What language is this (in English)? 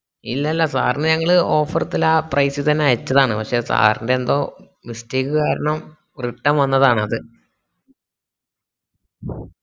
Malayalam